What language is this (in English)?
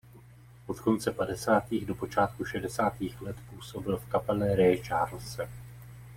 Czech